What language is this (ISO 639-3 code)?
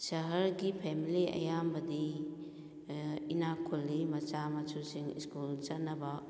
mni